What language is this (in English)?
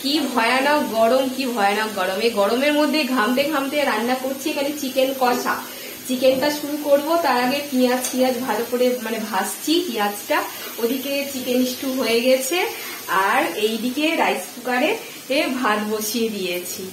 Bangla